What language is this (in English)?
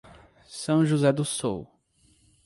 Portuguese